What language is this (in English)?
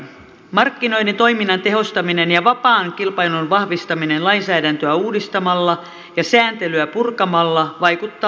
Finnish